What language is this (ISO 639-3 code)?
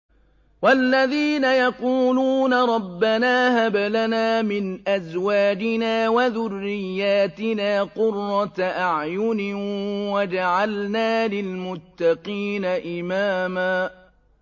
ara